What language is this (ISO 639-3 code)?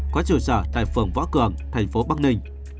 vie